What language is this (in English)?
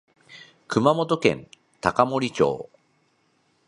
Japanese